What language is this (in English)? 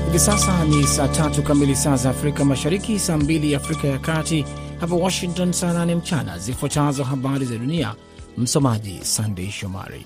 Swahili